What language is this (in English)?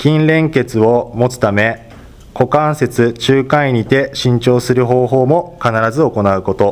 Japanese